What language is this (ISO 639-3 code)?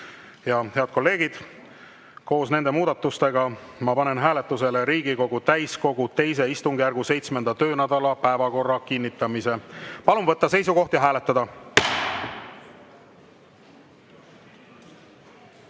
est